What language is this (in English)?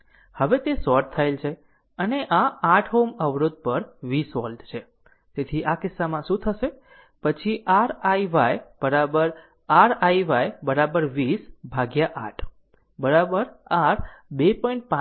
Gujarati